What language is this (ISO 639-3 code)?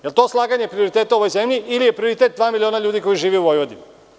srp